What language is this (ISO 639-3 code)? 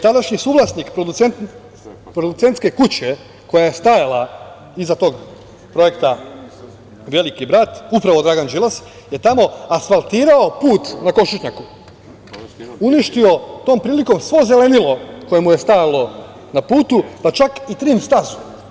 srp